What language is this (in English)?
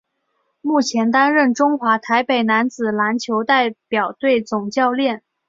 Chinese